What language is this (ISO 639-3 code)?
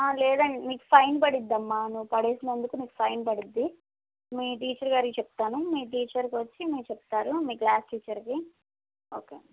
tel